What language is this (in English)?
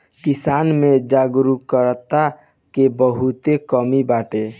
Bhojpuri